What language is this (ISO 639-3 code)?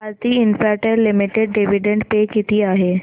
mar